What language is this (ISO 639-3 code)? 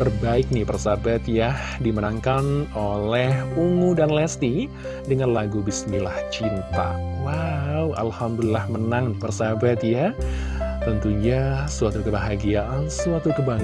ind